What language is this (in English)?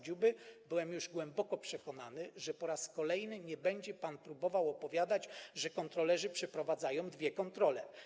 Polish